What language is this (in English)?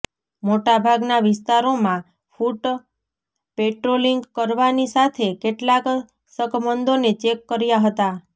Gujarati